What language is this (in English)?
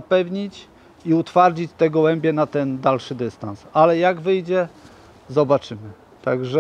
Polish